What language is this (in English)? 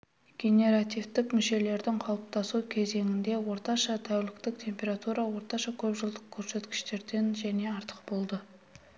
Kazakh